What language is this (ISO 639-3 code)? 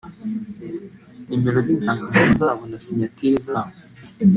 kin